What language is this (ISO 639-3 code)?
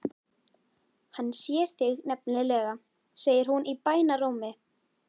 isl